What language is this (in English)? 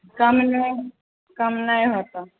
Maithili